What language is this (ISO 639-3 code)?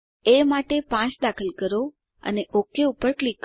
guj